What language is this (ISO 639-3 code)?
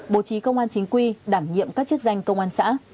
vie